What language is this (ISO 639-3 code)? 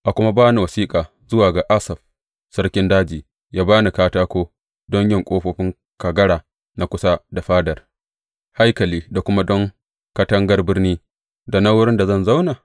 hau